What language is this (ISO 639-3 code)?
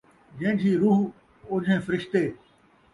skr